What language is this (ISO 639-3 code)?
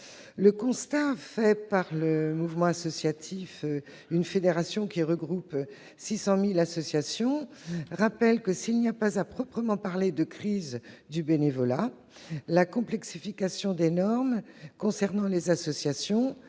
fra